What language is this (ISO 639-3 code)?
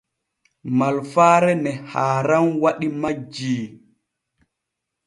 fue